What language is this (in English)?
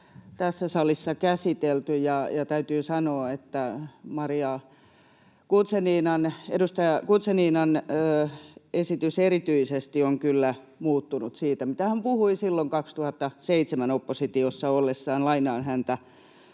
Finnish